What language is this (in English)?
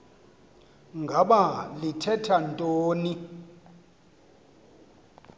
Xhosa